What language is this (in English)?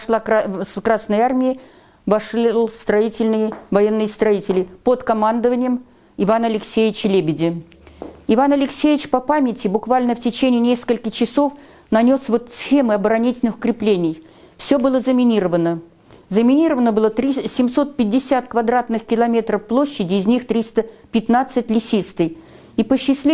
Russian